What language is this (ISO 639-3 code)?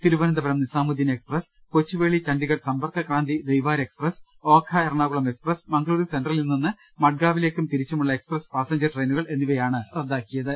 mal